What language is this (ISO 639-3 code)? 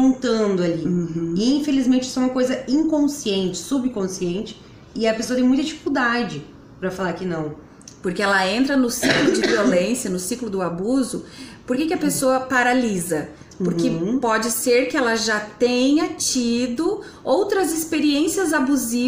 por